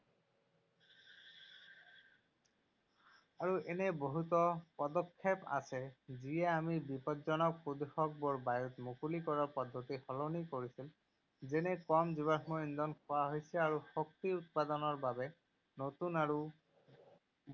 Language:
Assamese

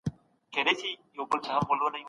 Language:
Pashto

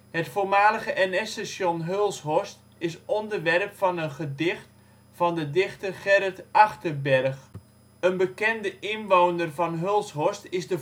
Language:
Dutch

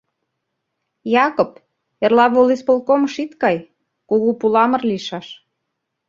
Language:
Mari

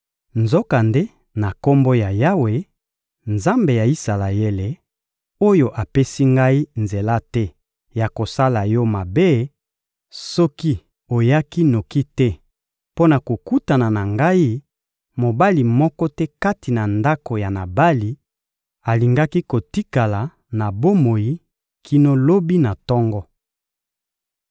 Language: Lingala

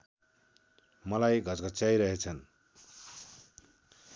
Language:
Nepali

